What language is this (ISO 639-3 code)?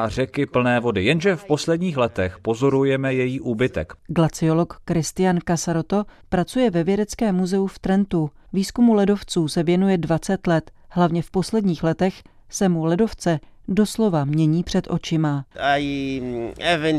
ces